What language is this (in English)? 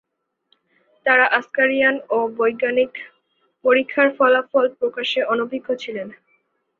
Bangla